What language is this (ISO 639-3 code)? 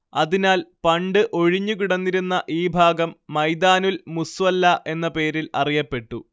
mal